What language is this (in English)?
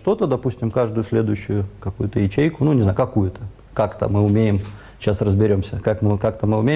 Russian